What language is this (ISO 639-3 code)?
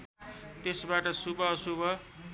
nep